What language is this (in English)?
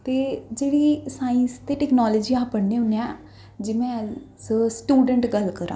Dogri